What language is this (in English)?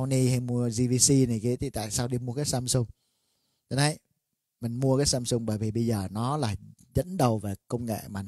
Vietnamese